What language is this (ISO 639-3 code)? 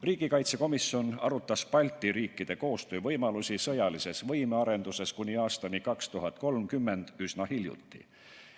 est